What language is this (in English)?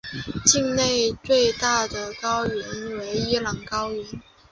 Chinese